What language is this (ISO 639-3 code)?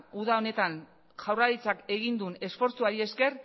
eus